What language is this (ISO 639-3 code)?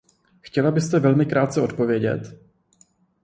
ces